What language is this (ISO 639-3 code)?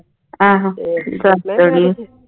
pan